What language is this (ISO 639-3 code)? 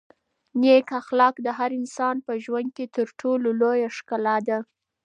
pus